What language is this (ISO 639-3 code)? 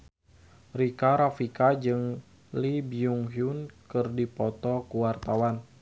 sun